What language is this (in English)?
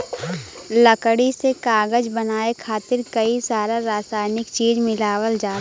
Bhojpuri